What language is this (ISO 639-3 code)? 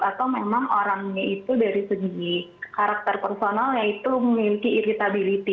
ind